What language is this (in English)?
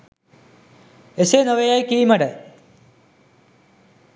Sinhala